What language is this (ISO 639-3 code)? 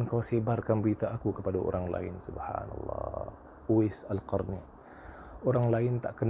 msa